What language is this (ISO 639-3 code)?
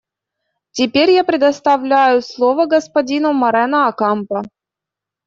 rus